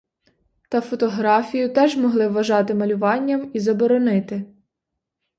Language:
Ukrainian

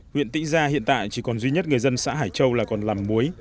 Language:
Vietnamese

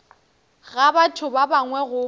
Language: Northern Sotho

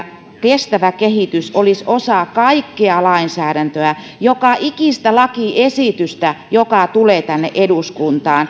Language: Finnish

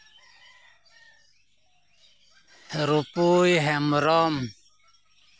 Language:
Santali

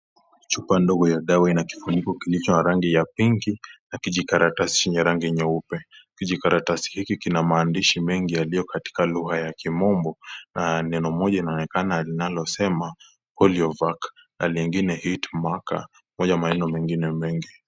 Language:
Swahili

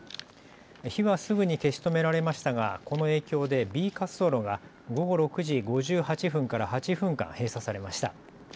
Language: Japanese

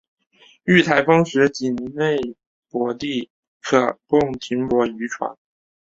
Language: Chinese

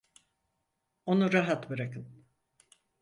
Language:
Turkish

